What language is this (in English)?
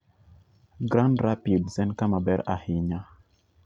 Luo (Kenya and Tanzania)